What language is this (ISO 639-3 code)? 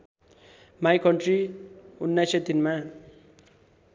nep